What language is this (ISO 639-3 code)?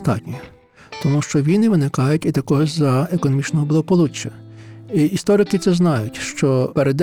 ukr